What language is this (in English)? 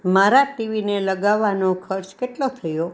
Gujarati